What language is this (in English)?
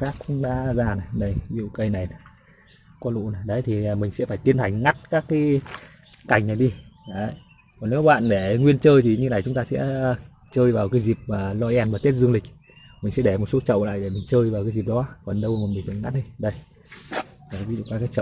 Vietnamese